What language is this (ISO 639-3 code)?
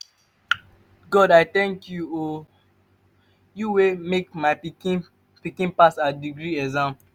pcm